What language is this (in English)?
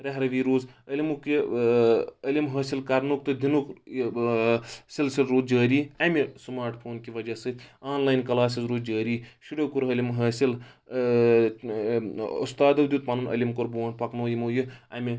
Kashmiri